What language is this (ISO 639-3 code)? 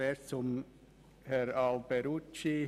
gsw